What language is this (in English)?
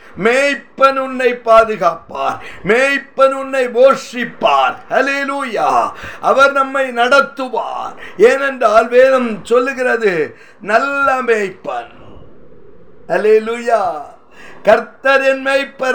Tamil